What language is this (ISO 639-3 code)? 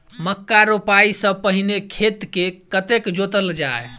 mai